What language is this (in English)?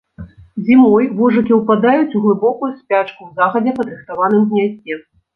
Belarusian